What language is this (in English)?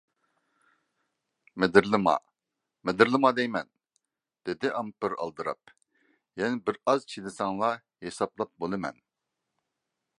Uyghur